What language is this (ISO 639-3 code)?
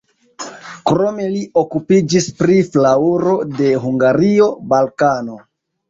epo